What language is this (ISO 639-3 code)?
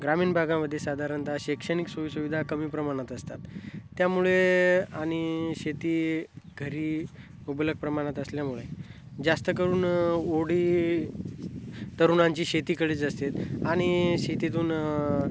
mar